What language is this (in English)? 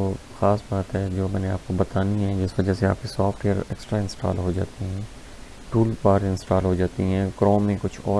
Urdu